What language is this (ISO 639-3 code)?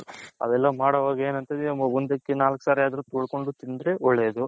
kan